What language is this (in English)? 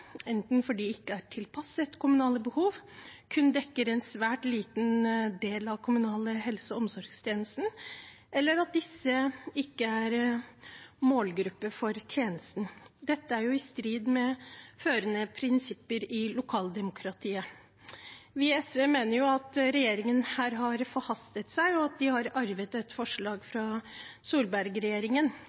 Norwegian Bokmål